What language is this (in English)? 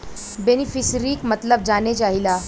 Bhojpuri